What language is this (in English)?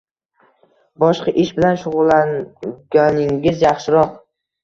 Uzbek